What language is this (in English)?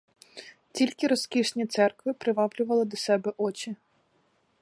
Ukrainian